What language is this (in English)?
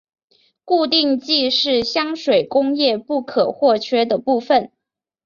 Chinese